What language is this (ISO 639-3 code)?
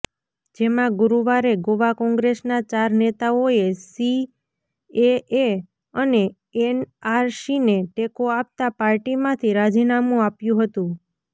guj